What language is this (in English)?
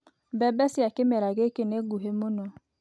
Kikuyu